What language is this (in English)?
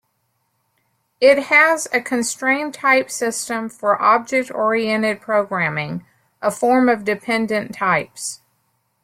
English